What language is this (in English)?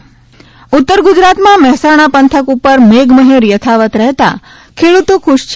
Gujarati